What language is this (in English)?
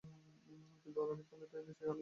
Bangla